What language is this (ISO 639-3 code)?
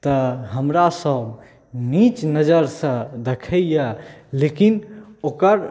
mai